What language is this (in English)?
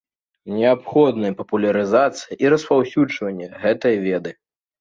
Belarusian